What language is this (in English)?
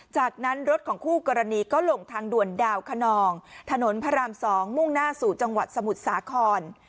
Thai